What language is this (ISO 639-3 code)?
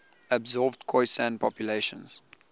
eng